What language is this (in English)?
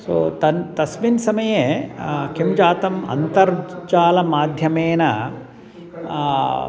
Sanskrit